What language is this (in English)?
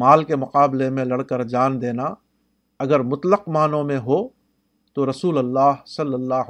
Urdu